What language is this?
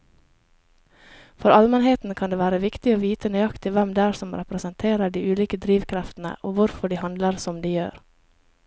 Norwegian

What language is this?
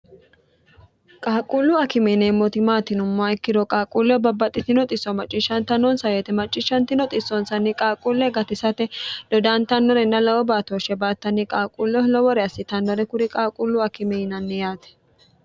Sidamo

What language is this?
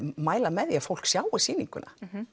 Icelandic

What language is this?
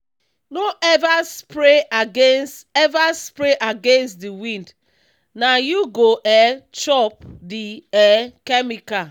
Nigerian Pidgin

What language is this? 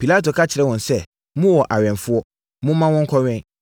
Akan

